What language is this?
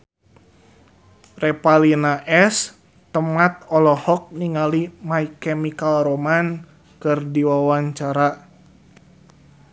Sundanese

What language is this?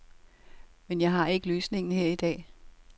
Danish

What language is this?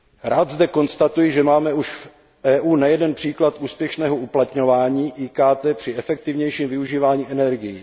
Czech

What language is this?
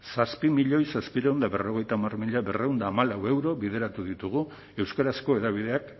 Basque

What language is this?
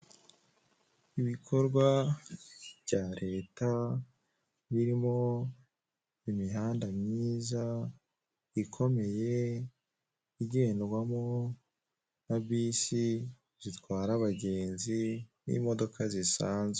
Kinyarwanda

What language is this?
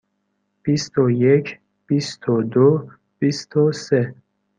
Persian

